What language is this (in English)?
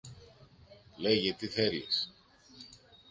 Greek